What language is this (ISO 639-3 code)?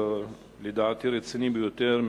heb